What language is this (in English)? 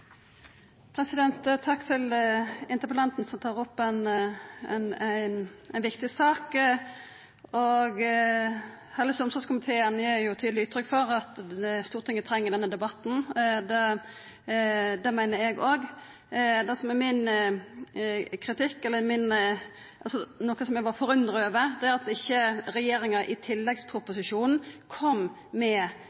Norwegian